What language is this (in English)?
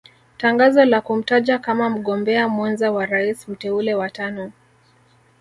Swahili